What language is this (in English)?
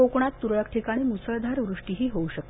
Marathi